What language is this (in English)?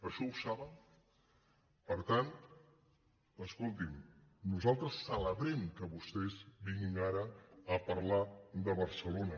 Catalan